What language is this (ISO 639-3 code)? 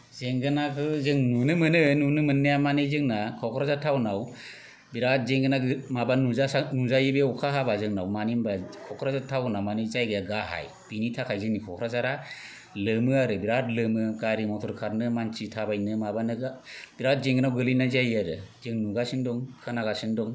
brx